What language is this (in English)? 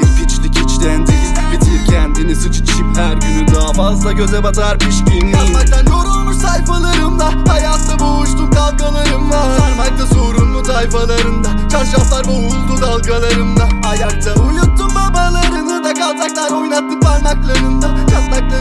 Turkish